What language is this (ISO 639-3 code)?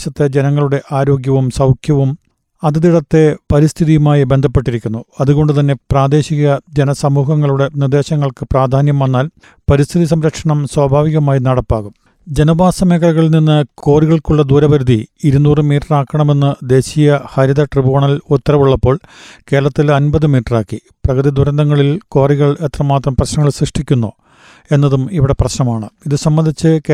mal